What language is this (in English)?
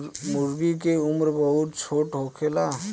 Bhojpuri